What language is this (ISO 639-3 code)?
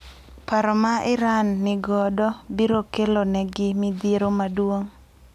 luo